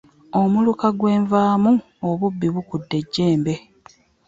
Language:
Ganda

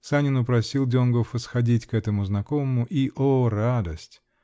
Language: Russian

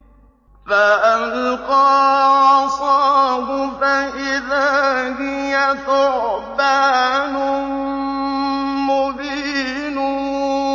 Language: Arabic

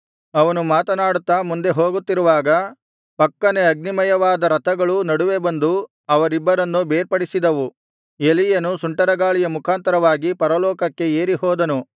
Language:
Kannada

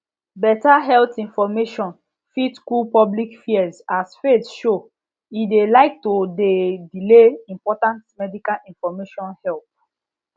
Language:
Nigerian Pidgin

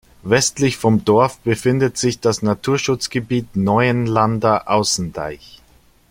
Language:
German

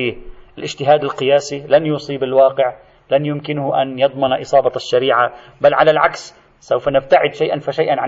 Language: Arabic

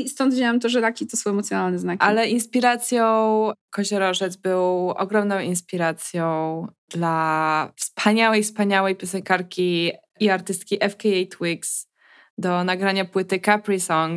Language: Polish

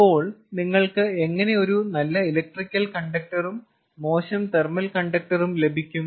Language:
Malayalam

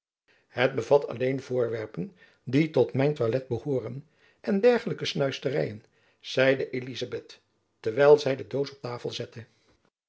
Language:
Dutch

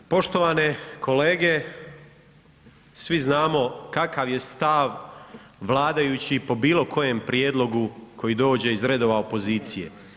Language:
Croatian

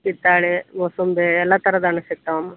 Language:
Kannada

